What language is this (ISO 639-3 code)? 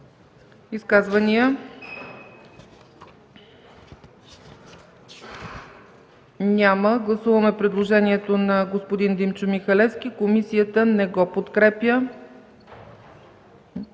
bul